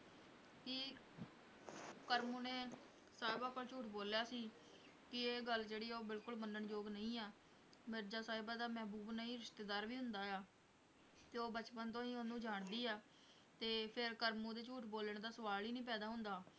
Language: Punjabi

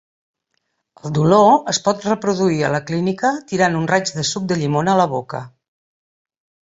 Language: Catalan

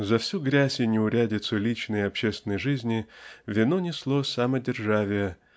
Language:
Russian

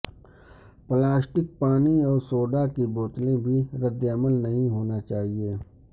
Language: Urdu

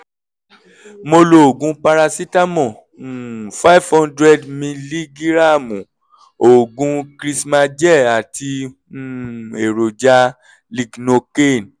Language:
Yoruba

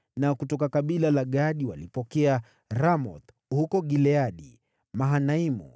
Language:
Swahili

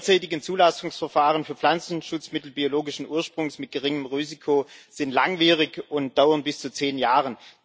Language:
German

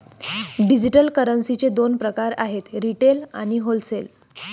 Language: Marathi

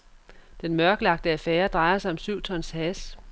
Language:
Danish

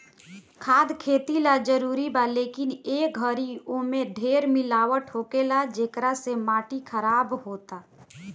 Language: Bhojpuri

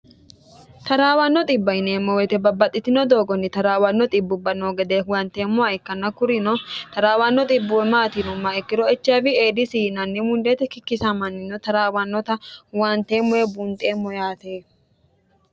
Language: Sidamo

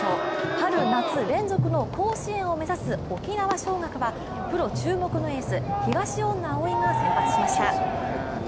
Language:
Japanese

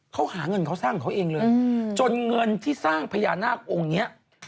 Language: Thai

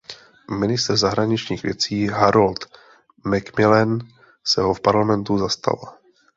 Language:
Czech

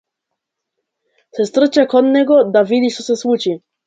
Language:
Macedonian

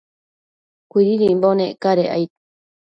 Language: Matsés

